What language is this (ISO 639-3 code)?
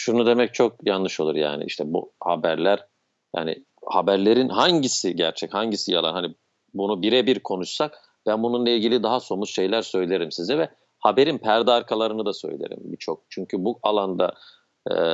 tur